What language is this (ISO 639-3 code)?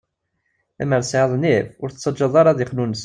kab